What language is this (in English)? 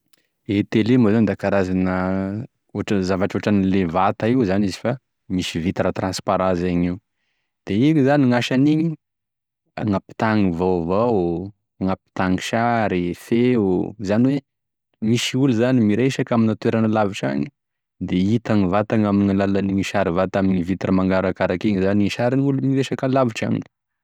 Tesaka Malagasy